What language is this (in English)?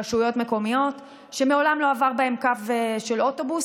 Hebrew